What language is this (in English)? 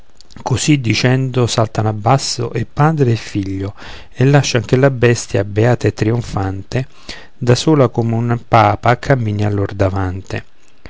Italian